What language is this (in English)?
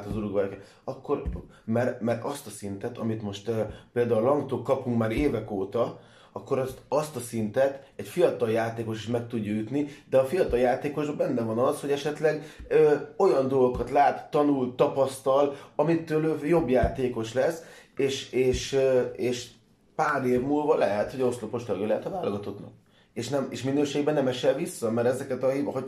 Hungarian